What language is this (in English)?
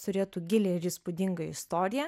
Lithuanian